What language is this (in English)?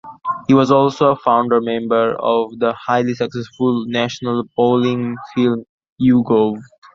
English